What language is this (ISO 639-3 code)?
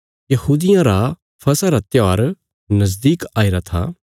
kfs